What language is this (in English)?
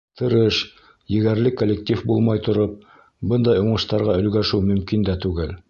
Bashkir